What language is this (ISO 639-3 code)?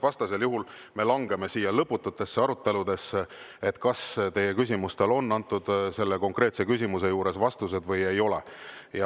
est